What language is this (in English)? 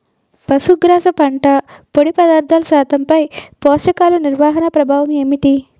Telugu